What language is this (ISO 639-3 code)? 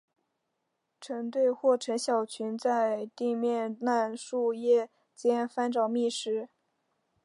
zho